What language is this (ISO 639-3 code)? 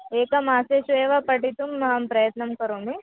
san